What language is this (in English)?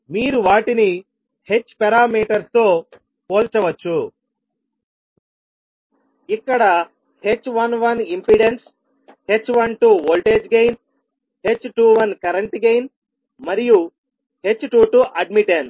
Telugu